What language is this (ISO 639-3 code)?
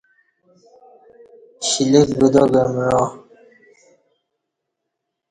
bsh